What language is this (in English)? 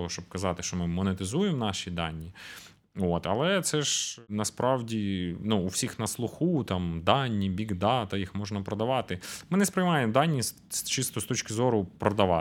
Ukrainian